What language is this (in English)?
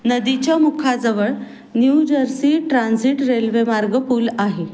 Marathi